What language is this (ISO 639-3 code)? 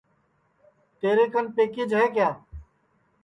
ssi